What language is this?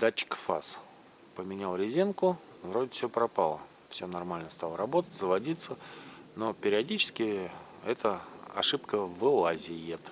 Russian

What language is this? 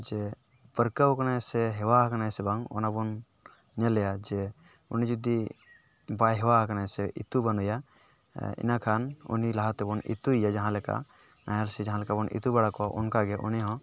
Santali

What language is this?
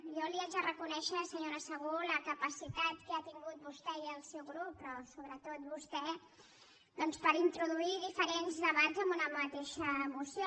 Catalan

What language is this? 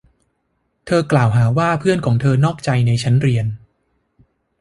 Thai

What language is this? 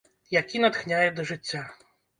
Belarusian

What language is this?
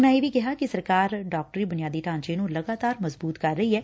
Punjabi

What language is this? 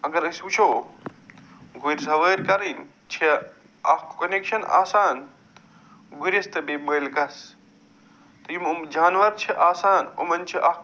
Kashmiri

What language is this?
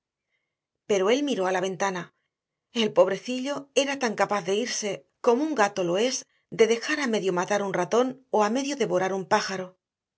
Spanish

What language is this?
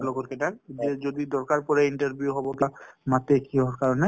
Assamese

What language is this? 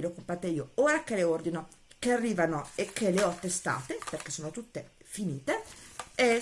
Italian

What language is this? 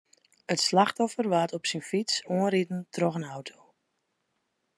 Western Frisian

